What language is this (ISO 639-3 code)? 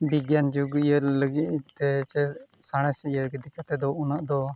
sat